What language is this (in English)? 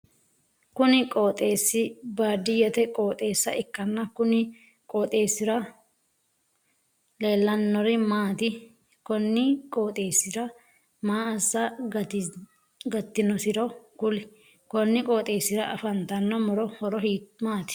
Sidamo